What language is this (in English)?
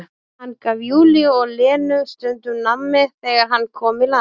Icelandic